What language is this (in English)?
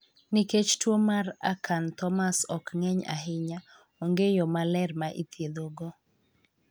Luo (Kenya and Tanzania)